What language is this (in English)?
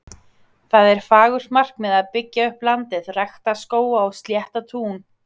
Icelandic